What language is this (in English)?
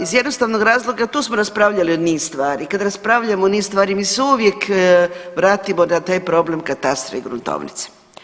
Croatian